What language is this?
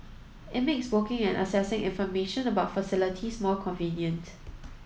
English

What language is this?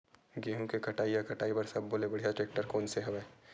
Chhattisgarhi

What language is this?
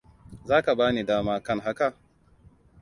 Hausa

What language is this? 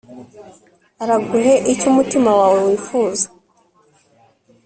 Kinyarwanda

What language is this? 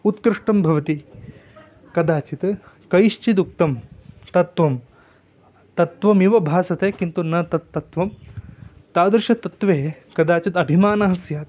Sanskrit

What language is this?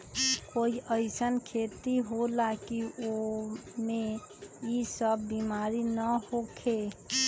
Magahi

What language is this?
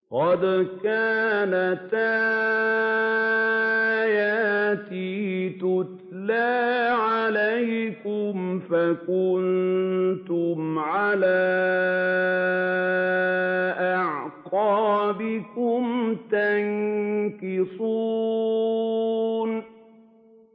Arabic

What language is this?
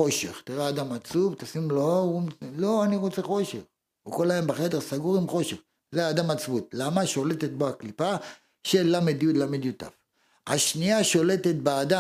Hebrew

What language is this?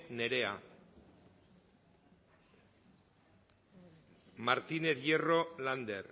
Basque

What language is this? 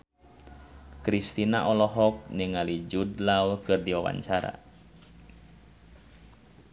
Sundanese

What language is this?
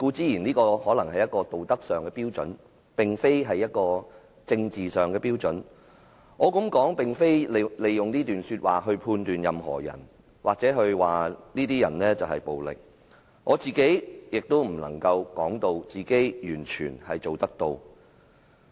Cantonese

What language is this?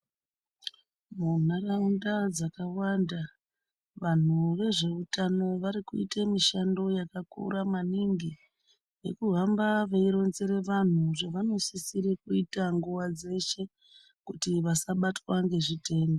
Ndau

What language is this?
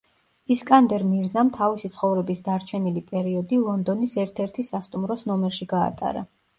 Georgian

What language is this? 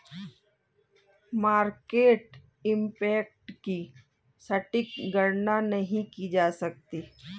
Hindi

